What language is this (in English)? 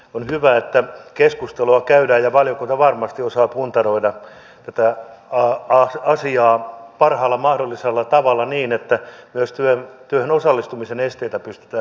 Finnish